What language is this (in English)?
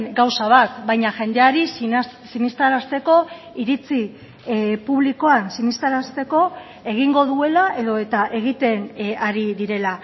Basque